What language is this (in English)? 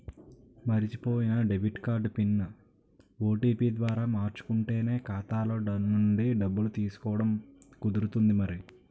Telugu